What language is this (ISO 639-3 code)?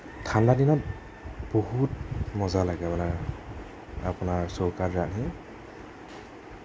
asm